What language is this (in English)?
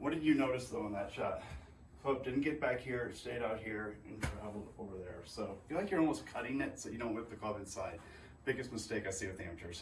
English